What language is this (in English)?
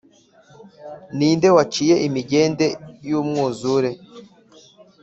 Kinyarwanda